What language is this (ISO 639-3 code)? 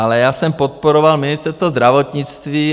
ces